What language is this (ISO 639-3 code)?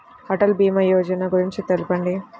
tel